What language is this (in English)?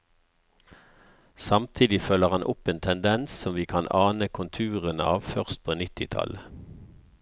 Norwegian